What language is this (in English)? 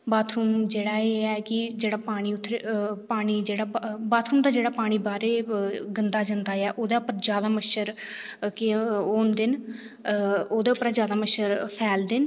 Dogri